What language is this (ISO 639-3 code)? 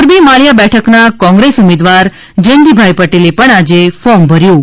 guj